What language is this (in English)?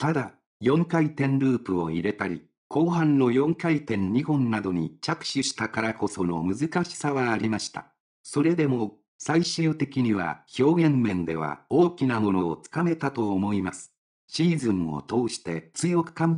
Japanese